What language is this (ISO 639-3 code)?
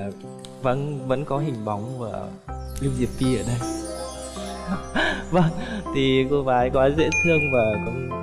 vie